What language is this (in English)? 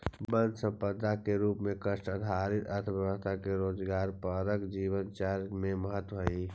Magahi